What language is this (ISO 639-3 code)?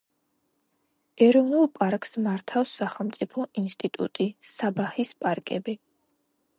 kat